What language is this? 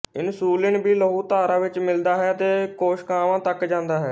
Punjabi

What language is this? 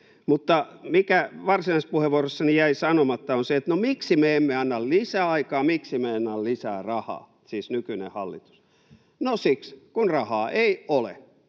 Finnish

